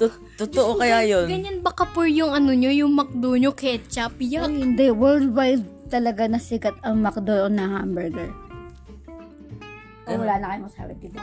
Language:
Filipino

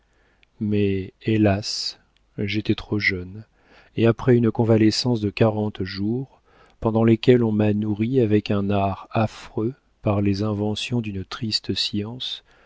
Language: French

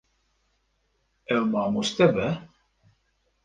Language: Kurdish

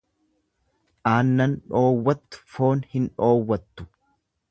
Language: Oromo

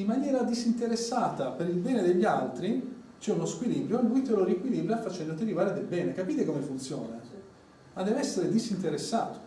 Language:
Italian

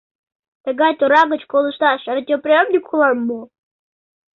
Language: Mari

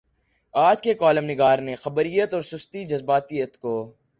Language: Urdu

